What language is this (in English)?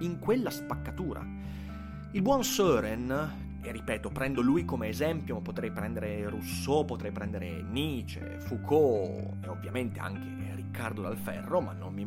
Italian